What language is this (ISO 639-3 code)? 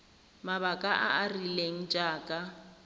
tsn